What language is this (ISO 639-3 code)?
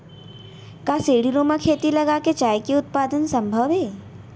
hne